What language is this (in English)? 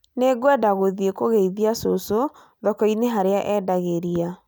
Kikuyu